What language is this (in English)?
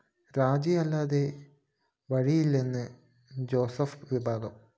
Malayalam